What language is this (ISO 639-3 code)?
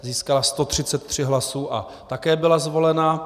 ces